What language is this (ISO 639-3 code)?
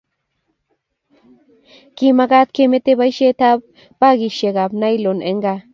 kln